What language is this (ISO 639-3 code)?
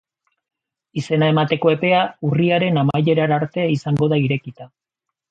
eus